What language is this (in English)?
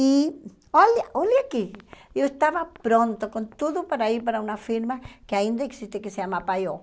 Portuguese